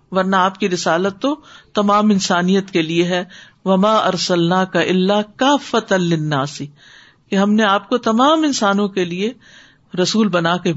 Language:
Urdu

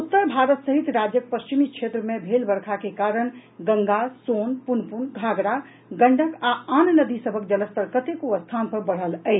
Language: Maithili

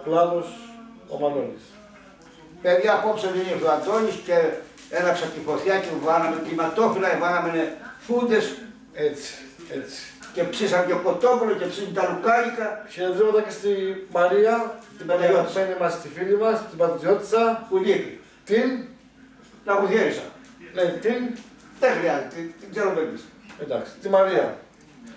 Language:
Greek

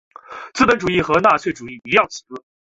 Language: Chinese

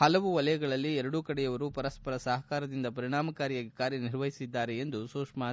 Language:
Kannada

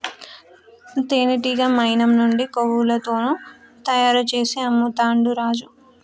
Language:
Telugu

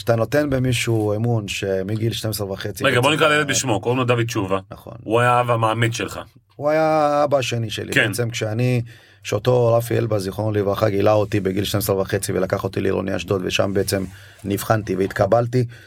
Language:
Hebrew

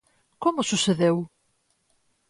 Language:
Galician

